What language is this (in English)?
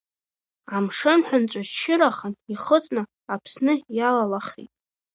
Abkhazian